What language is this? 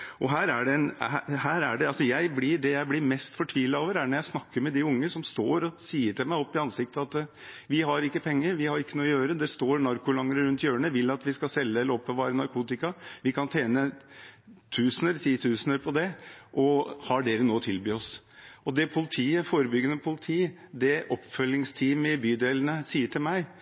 Norwegian Bokmål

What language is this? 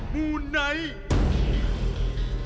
Thai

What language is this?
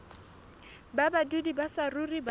Southern Sotho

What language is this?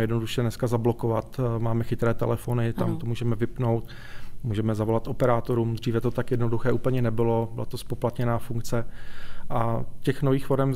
Czech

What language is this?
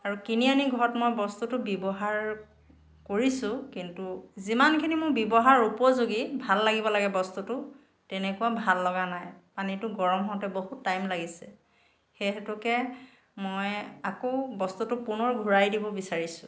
Assamese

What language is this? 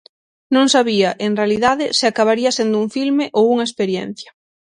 Galician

